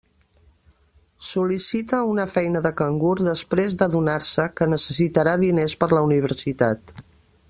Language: Catalan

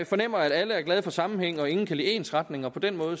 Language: Danish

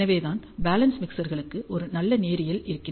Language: Tamil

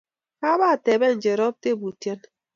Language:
Kalenjin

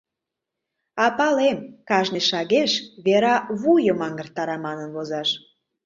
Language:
Mari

